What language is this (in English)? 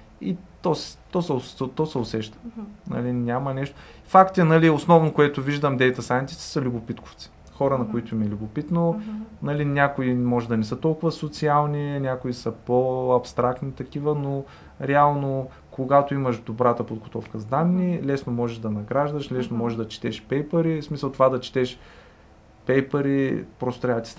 Bulgarian